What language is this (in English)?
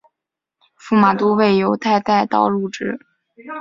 Chinese